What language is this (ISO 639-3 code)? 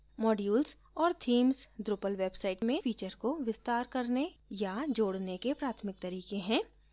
hin